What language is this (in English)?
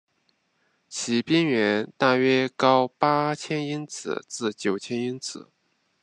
Chinese